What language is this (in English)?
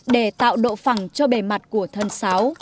Vietnamese